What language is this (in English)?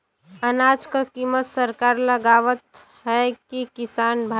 Bhojpuri